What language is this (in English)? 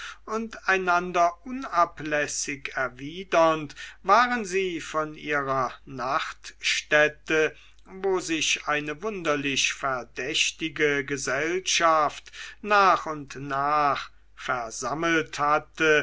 German